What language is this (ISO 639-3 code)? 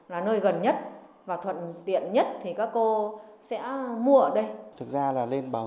vie